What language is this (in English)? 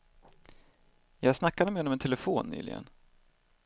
Swedish